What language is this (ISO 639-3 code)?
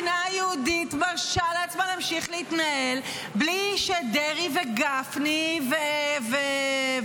heb